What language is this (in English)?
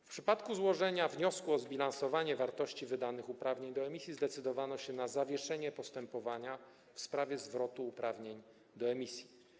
Polish